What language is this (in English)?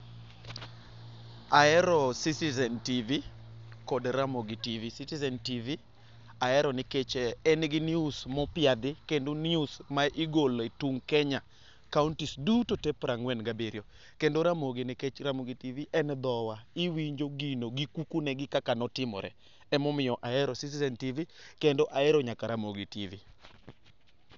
Luo (Kenya and Tanzania)